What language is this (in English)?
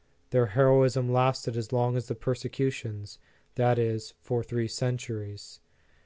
English